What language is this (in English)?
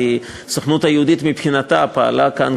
Hebrew